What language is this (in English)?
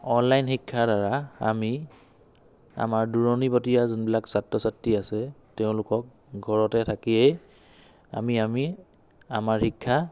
Assamese